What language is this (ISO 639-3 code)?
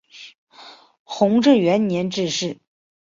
zho